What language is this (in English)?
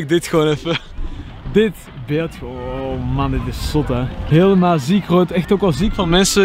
Dutch